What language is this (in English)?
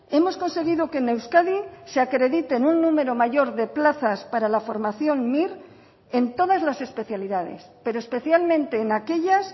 Spanish